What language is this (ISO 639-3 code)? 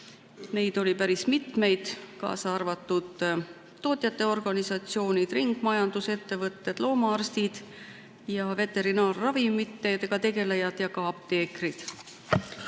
est